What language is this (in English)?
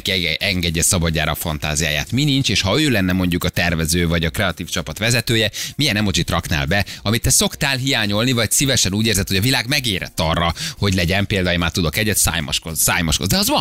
Hungarian